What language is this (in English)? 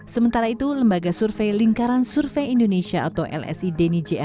Indonesian